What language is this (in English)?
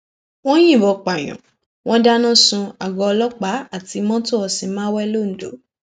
Yoruba